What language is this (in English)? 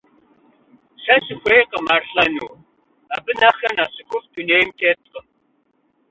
Kabardian